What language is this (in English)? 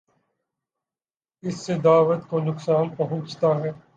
Urdu